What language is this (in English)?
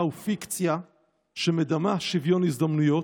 Hebrew